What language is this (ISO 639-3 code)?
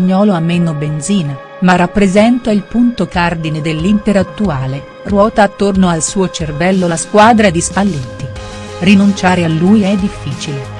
ita